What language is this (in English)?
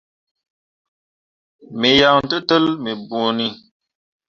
Mundang